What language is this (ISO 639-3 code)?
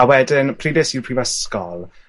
cym